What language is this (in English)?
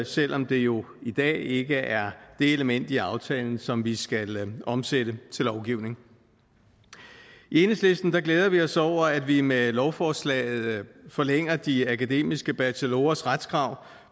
Danish